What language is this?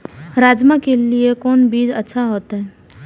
Maithili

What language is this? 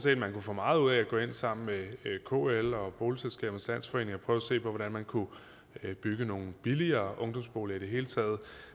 Danish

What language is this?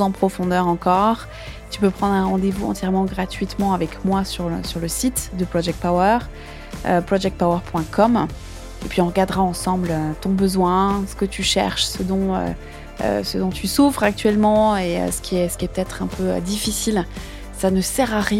French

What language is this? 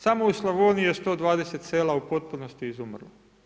Croatian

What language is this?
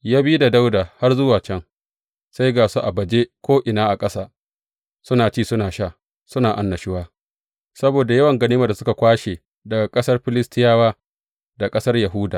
Hausa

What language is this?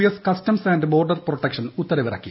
Malayalam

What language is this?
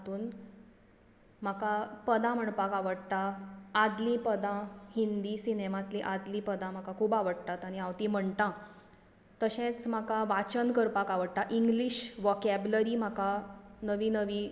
Konkani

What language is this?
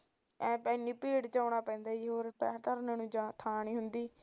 Punjabi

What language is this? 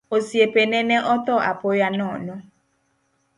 Luo (Kenya and Tanzania)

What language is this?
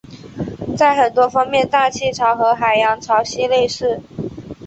Chinese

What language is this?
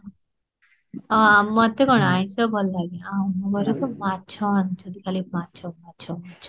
Odia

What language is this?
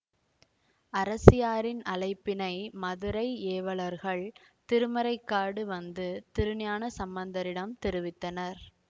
Tamil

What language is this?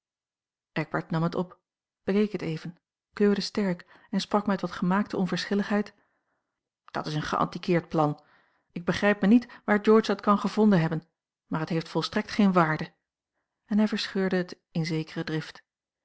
Dutch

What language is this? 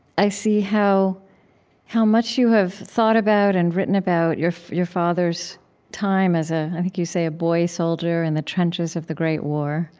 English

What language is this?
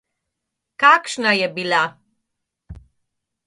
Slovenian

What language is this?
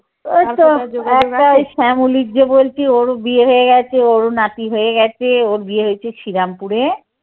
Bangla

